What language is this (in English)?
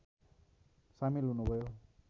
Nepali